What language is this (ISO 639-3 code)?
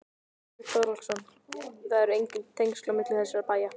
isl